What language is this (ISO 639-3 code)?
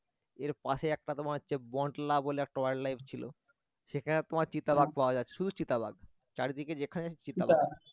ben